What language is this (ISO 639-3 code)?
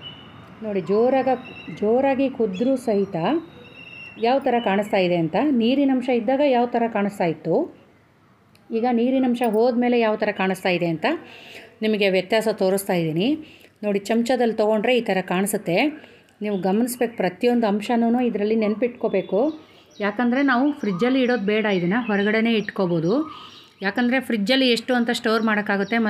ara